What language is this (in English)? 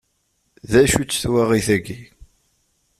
Kabyle